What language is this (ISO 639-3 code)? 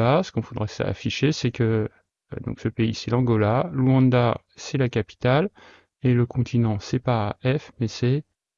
fra